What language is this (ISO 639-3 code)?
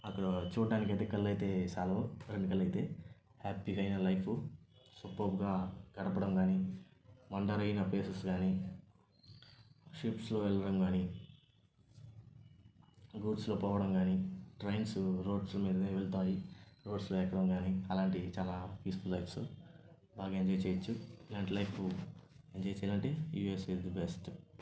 tel